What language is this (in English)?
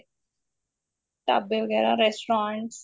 Punjabi